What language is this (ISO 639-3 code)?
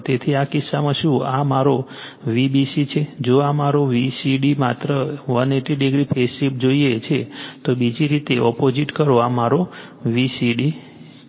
guj